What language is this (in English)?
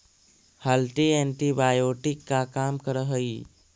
Magahi